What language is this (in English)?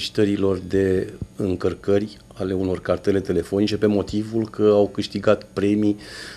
Romanian